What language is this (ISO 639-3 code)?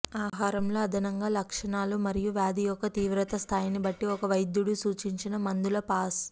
tel